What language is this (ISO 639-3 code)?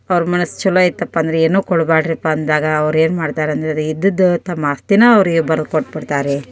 kan